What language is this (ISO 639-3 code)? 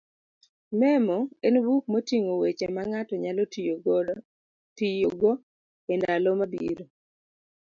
luo